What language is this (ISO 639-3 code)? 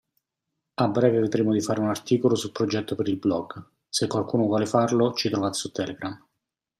ita